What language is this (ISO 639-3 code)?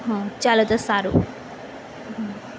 guj